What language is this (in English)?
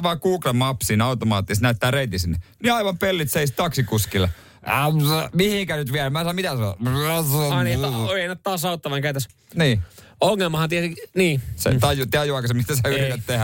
Finnish